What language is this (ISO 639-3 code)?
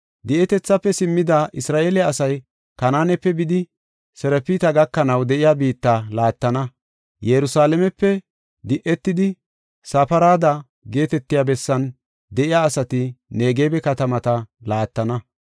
gof